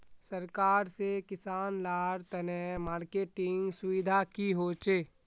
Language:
Magahi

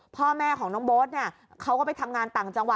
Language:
Thai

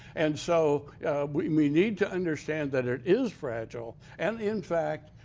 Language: English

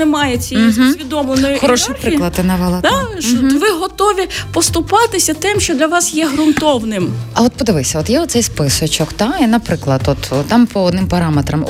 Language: Ukrainian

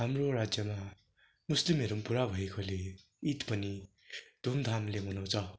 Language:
Nepali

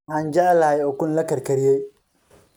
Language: Somali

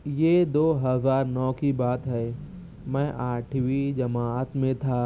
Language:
Urdu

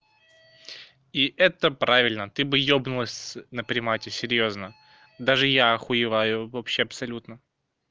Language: Russian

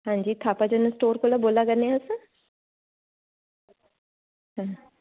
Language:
Dogri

